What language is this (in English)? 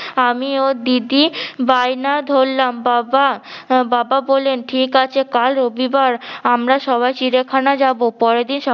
Bangla